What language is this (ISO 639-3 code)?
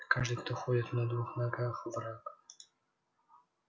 rus